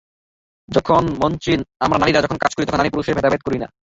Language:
Bangla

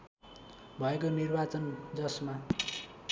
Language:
Nepali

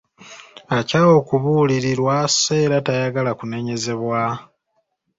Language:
Ganda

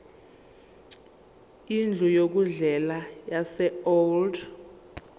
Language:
Zulu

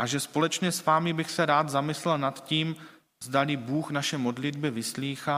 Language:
Czech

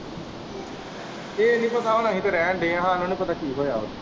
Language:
Punjabi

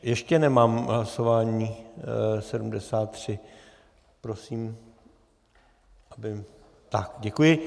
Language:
Czech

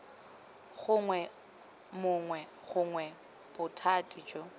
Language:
Tswana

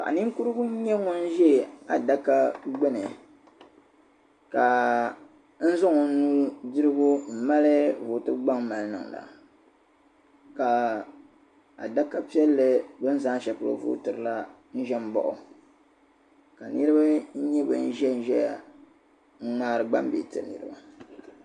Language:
Dagbani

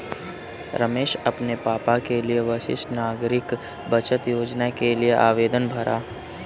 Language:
Hindi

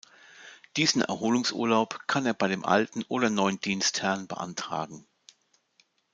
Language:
German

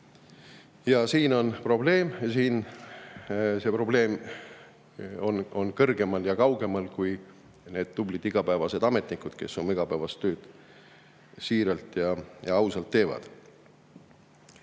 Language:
Estonian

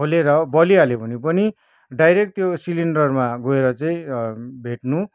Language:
Nepali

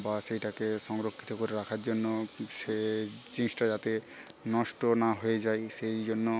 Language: Bangla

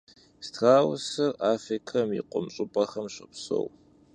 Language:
Kabardian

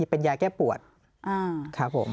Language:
Thai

